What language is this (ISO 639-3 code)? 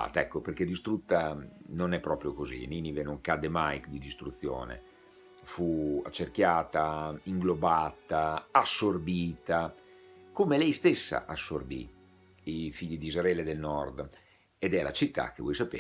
ita